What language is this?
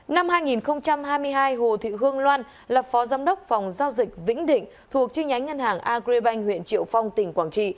Vietnamese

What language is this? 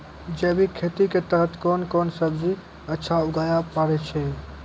Maithili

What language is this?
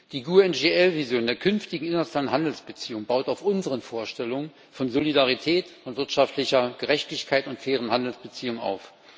German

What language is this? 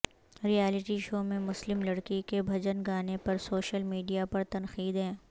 Urdu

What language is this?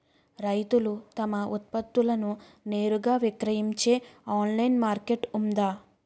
Telugu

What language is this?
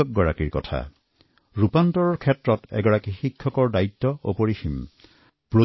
Assamese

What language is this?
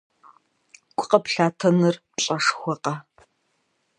Kabardian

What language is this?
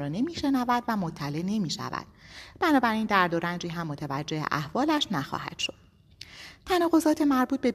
Persian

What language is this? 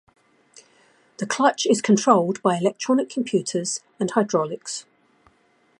English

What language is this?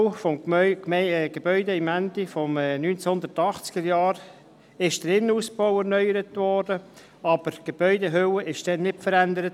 Swiss German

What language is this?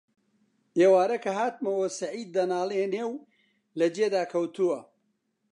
Central Kurdish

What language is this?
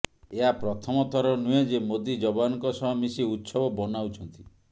Odia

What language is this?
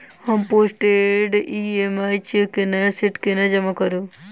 Maithili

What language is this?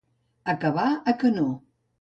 Catalan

